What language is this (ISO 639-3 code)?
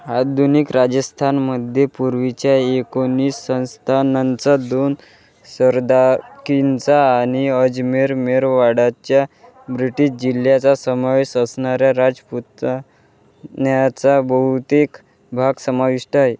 mar